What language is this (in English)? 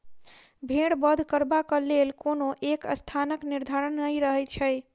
Maithili